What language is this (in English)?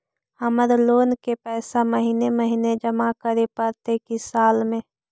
Magahi